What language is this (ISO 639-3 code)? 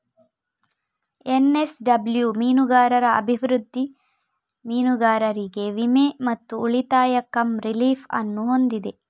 kan